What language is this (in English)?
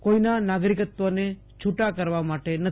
Gujarati